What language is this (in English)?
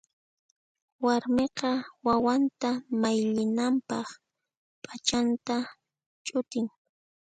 Puno Quechua